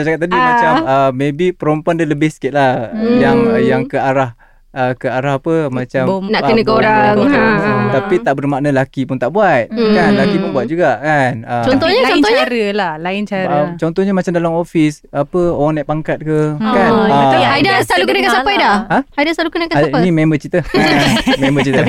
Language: Malay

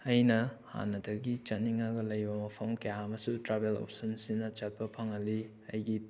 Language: Manipuri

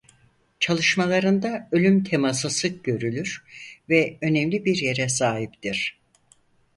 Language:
Turkish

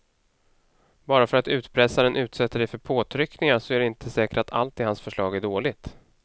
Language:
Swedish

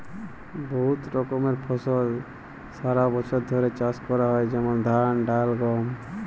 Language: Bangla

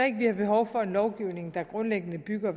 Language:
Danish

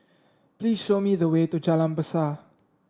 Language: English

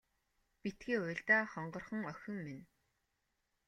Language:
Mongolian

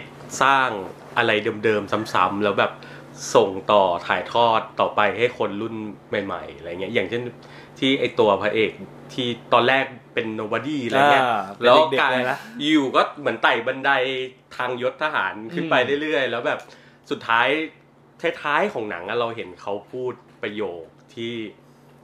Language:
Thai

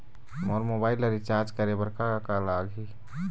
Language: Chhattisgarhi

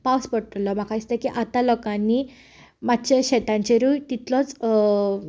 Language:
Konkani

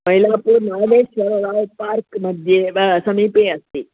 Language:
Sanskrit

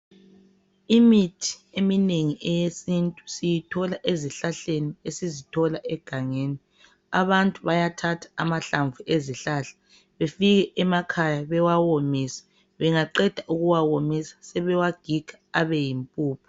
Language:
North Ndebele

